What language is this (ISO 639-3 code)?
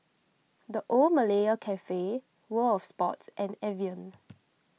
eng